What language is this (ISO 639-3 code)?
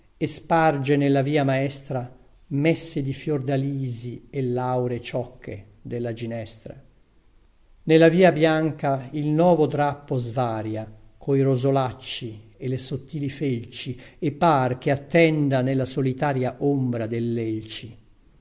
ita